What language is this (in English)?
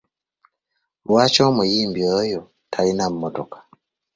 Ganda